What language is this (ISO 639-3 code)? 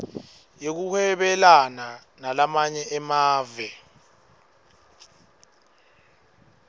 ssw